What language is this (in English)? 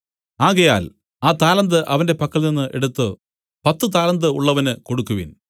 Malayalam